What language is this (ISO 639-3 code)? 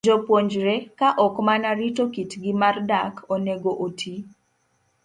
luo